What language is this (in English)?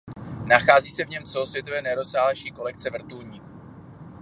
Czech